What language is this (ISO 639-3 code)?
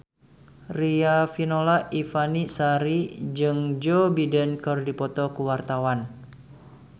sun